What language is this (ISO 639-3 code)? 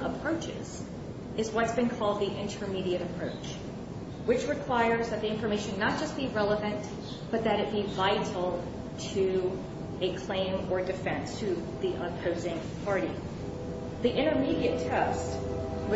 eng